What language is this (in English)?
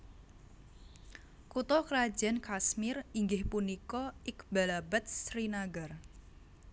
Javanese